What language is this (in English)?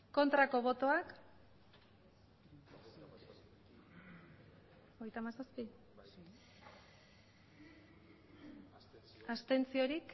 Basque